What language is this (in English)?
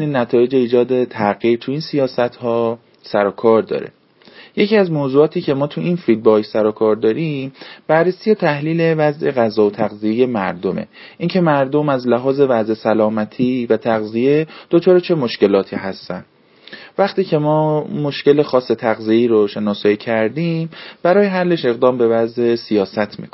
Persian